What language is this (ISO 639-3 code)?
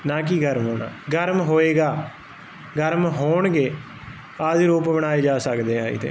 pan